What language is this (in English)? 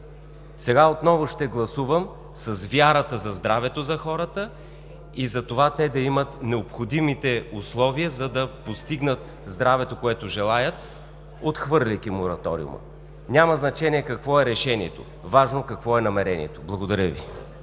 Bulgarian